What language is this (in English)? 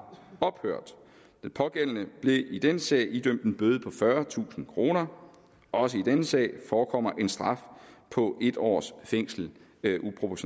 Danish